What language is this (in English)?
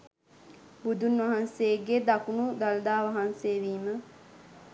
Sinhala